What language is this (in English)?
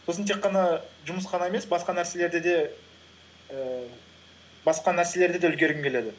Kazakh